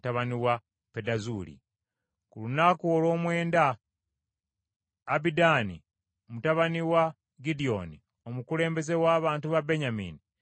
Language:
Ganda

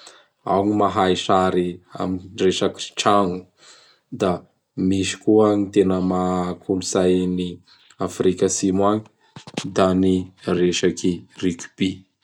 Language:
Bara Malagasy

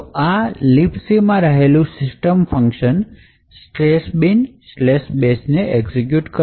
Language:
Gujarati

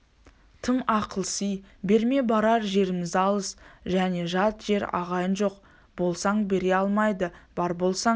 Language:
Kazakh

